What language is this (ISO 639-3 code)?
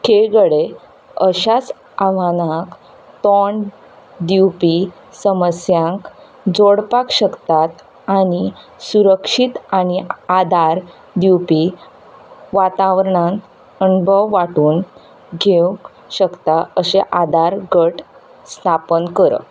kok